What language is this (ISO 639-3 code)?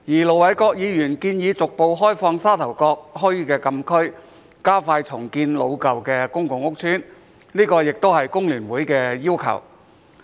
yue